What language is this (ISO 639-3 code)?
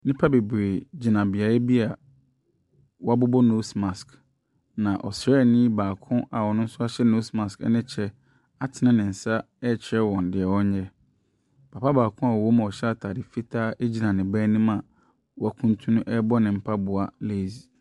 aka